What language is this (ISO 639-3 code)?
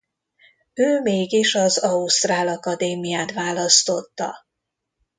hun